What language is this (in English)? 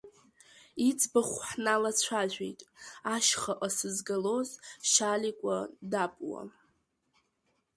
Abkhazian